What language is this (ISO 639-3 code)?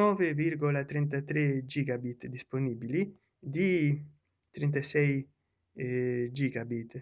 ita